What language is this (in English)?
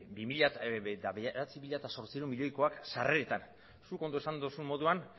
Basque